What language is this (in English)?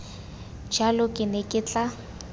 Tswana